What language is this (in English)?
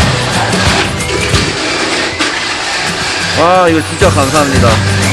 Korean